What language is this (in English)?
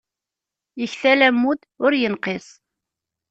Kabyle